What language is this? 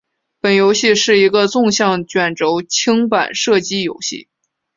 Chinese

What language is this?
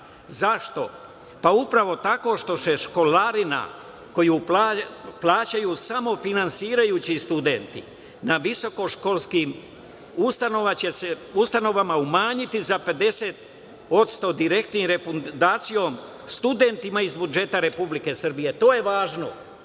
Serbian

